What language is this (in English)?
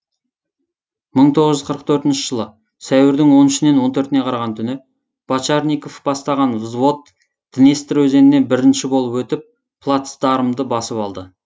Kazakh